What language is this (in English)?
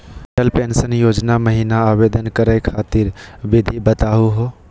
Magahi